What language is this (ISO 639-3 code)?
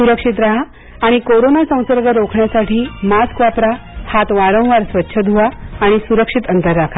mar